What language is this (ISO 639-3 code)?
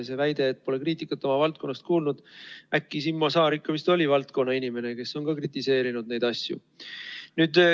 est